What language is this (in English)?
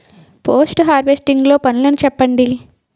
Telugu